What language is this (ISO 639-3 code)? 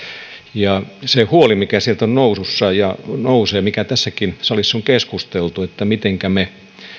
fin